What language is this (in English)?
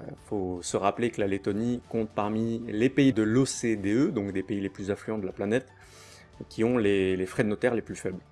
French